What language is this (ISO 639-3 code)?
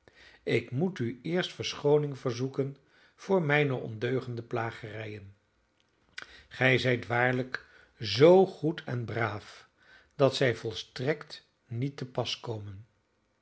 nld